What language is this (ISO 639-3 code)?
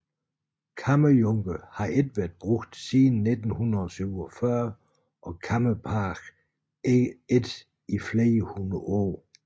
dan